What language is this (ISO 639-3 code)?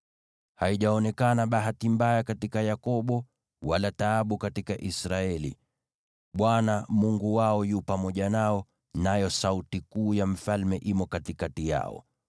swa